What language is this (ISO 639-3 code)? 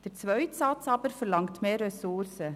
gsw